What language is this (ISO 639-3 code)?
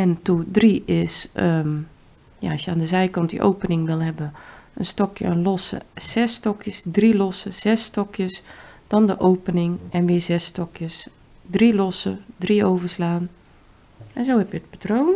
nld